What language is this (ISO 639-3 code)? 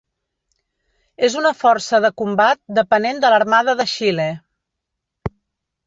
cat